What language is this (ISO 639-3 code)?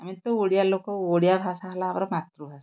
ori